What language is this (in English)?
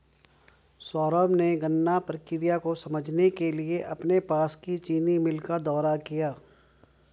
Hindi